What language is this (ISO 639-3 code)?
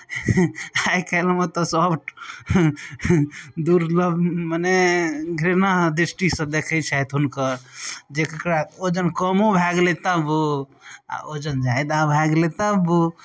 mai